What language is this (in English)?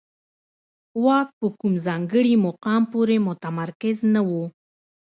Pashto